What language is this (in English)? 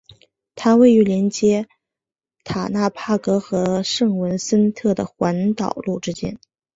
Chinese